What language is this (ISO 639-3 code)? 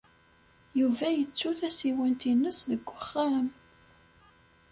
kab